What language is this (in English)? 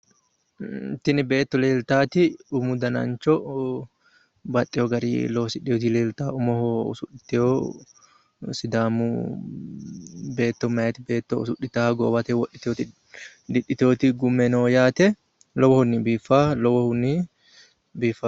Sidamo